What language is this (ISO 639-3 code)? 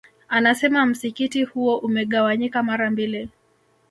swa